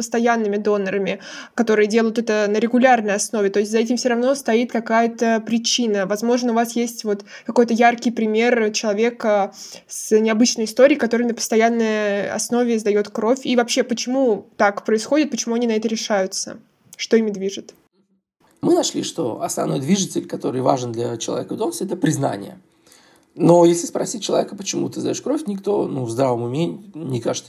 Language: Russian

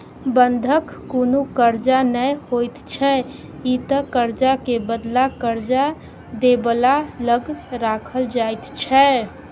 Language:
Maithili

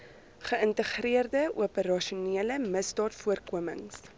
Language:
Afrikaans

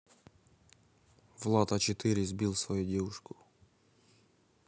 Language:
Russian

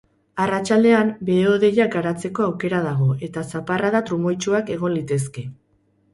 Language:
Basque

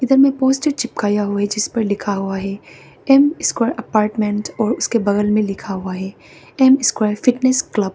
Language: Hindi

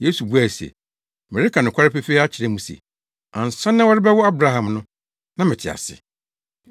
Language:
Akan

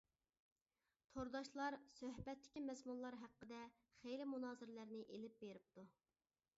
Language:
Uyghur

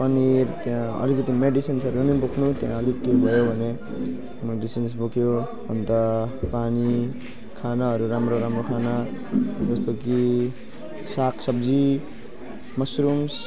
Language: Nepali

